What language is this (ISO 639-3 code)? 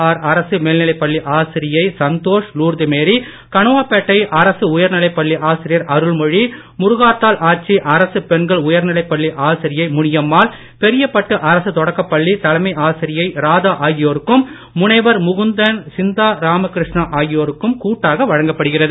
tam